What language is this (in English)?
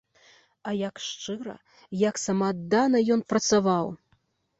Belarusian